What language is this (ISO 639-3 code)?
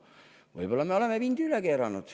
est